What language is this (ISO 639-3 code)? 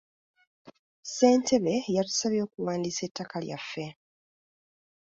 lug